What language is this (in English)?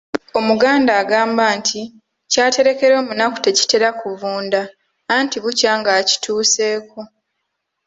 Ganda